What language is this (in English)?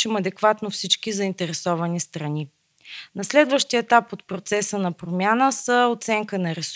Bulgarian